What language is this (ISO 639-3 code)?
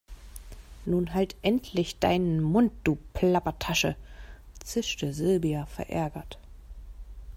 deu